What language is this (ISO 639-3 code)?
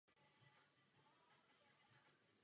ces